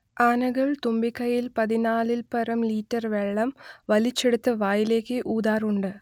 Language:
Malayalam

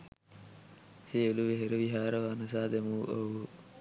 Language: Sinhala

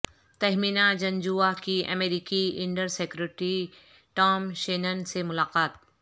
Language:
Urdu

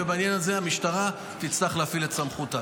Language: Hebrew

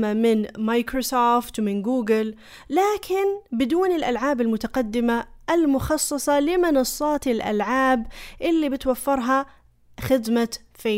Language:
Arabic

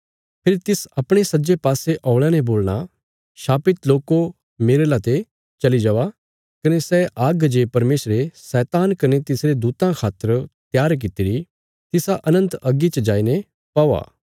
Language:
Bilaspuri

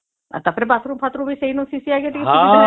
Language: Odia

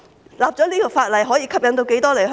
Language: Cantonese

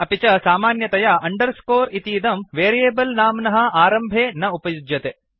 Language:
Sanskrit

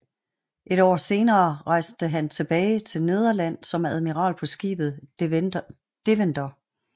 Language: Danish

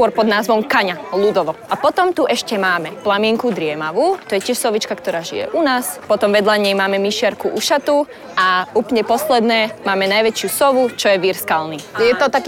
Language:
Slovak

